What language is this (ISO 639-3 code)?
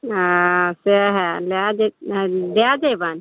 mai